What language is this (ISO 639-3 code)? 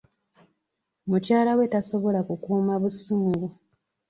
lug